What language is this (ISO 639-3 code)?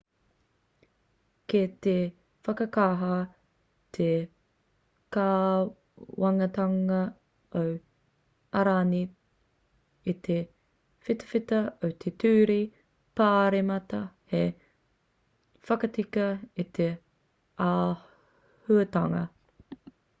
mri